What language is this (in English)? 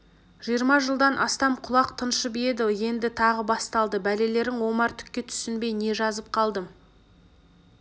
Kazakh